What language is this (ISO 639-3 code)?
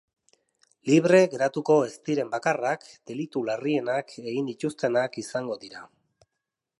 eus